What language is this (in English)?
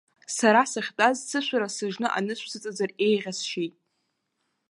Abkhazian